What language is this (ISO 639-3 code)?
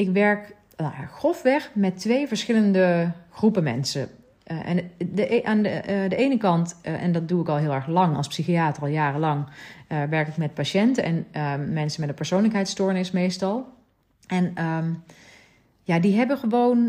nld